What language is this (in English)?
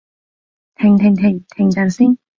Cantonese